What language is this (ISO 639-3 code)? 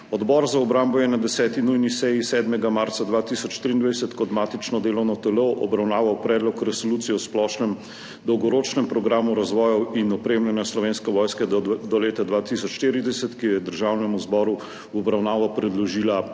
slv